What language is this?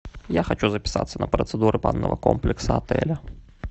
Russian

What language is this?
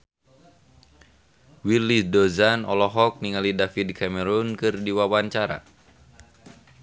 Sundanese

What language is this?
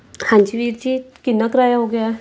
Punjabi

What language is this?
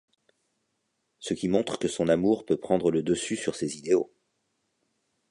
French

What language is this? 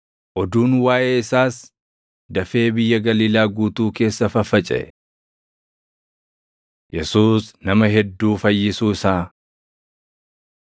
Oromo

